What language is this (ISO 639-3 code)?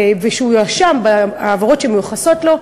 heb